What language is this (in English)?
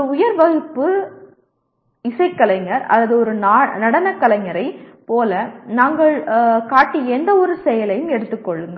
Tamil